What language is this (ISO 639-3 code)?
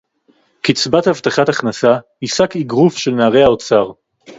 heb